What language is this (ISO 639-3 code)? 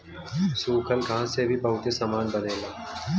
bho